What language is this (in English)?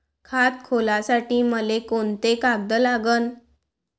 Marathi